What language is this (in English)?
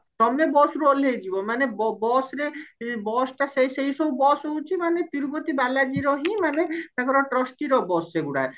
Odia